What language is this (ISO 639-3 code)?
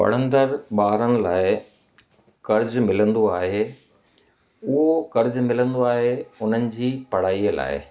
snd